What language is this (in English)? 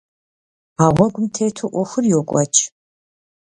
Kabardian